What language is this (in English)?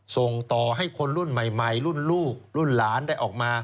Thai